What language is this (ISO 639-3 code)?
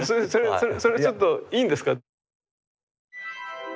jpn